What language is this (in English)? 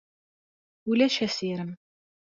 Kabyle